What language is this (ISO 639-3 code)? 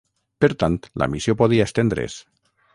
cat